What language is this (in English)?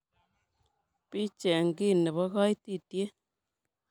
Kalenjin